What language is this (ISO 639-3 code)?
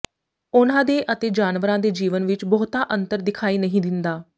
pan